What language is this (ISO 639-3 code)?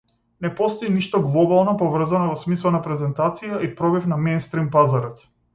mkd